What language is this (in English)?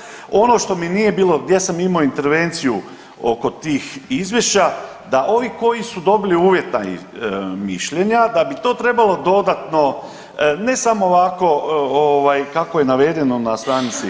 Croatian